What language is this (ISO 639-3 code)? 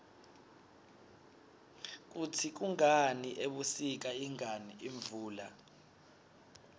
ssw